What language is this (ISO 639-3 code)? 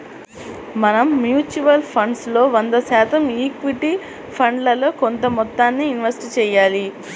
tel